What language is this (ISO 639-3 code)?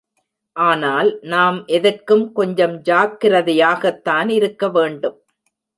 tam